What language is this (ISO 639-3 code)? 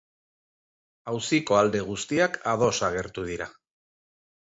eus